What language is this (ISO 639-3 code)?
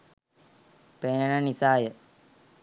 sin